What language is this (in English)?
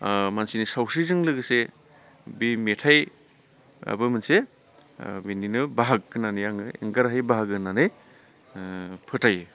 Bodo